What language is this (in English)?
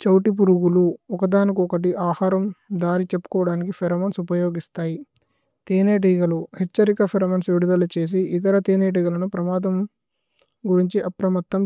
Tulu